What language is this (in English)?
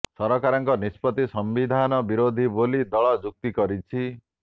Odia